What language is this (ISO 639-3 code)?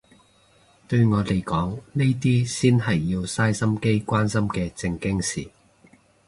yue